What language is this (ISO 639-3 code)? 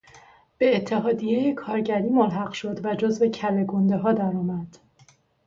fas